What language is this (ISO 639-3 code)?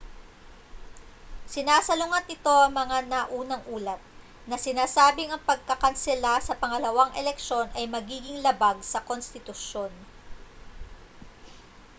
fil